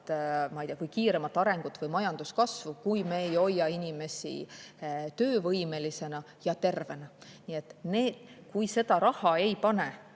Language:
Estonian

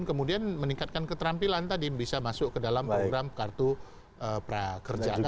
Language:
Indonesian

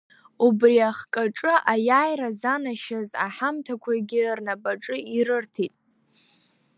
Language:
Abkhazian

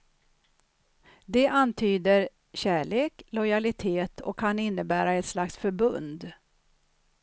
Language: Swedish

